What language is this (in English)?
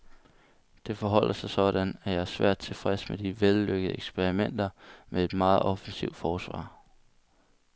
Danish